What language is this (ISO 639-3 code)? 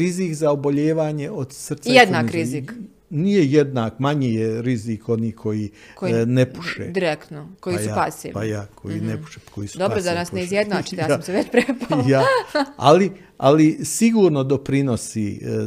hrv